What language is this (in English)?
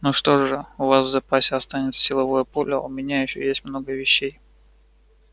Russian